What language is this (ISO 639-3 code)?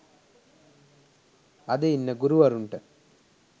sin